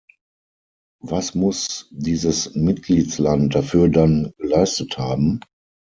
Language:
German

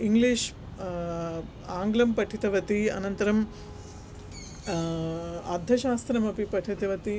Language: Sanskrit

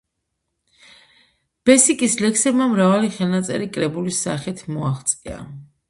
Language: Georgian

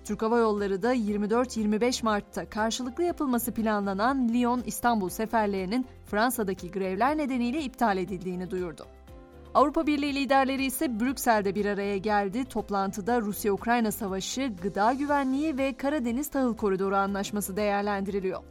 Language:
Turkish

